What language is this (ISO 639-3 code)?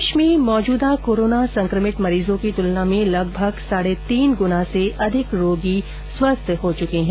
hin